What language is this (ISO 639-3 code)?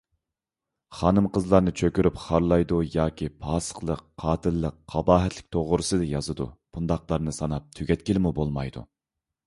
uig